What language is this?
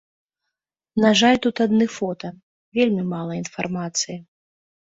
Belarusian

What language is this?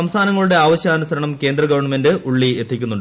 Malayalam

